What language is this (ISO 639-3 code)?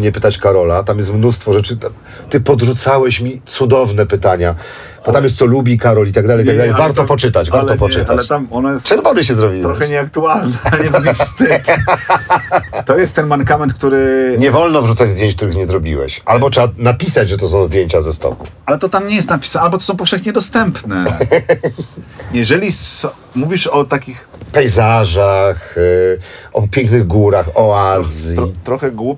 pol